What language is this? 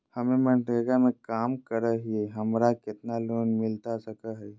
Magahi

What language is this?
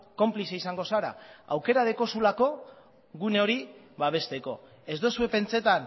Basque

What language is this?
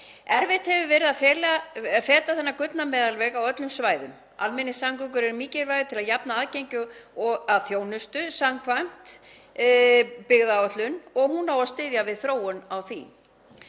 Icelandic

